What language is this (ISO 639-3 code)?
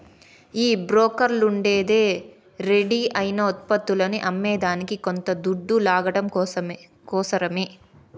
tel